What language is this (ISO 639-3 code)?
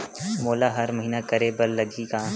hne